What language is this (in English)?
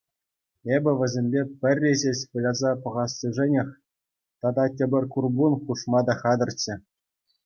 Chuvash